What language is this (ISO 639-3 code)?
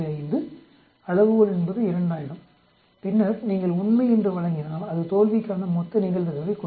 tam